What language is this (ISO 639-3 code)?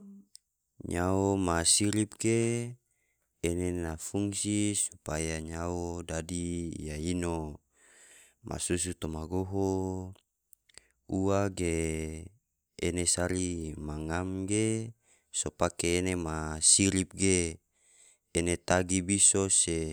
tvo